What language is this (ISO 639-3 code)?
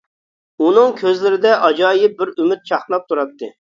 uig